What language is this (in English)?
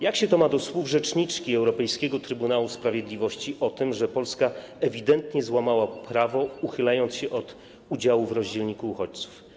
Polish